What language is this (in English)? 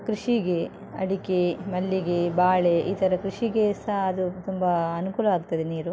Kannada